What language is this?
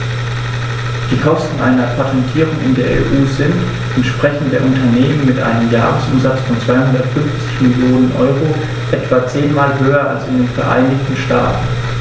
German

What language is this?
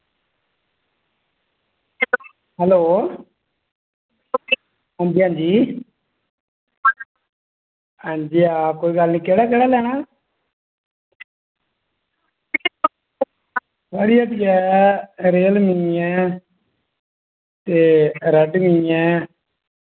Dogri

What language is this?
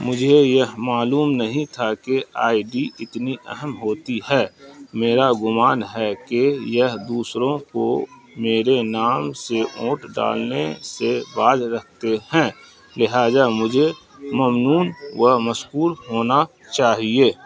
Urdu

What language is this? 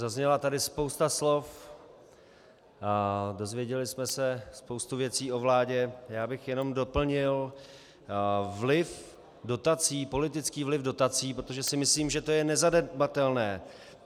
Czech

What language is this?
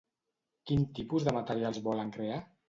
Catalan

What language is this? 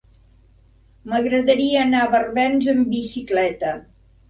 Catalan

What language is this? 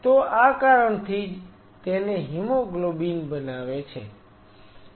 Gujarati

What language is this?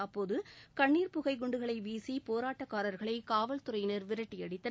Tamil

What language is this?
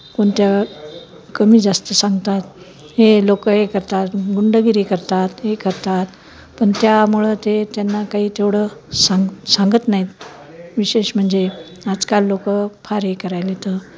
Marathi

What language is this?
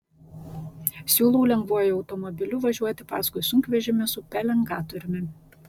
Lithuanian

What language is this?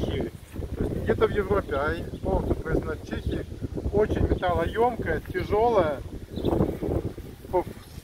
Russian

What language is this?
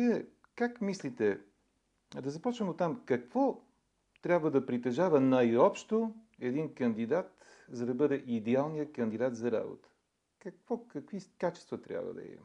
Bulgarian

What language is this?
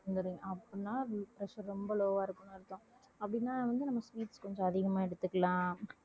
Tamil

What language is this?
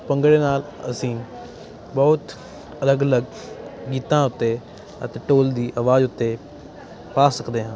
Punjabi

